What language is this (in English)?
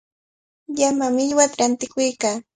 Cajatambo North Lima Quechua